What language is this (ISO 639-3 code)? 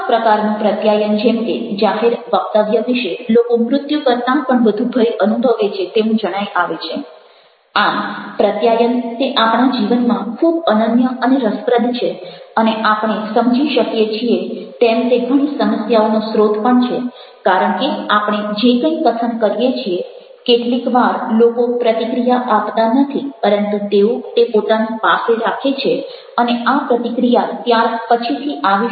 guj